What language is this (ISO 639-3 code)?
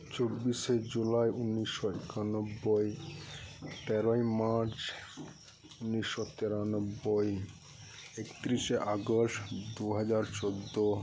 sat